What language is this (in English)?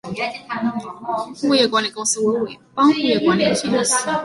Chinese